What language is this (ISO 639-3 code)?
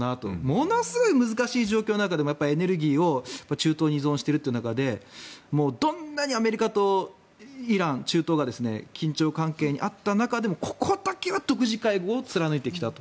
jpn